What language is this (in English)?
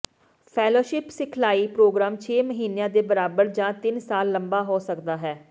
Punjabi